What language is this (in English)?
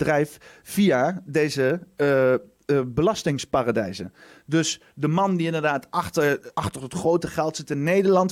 Dutch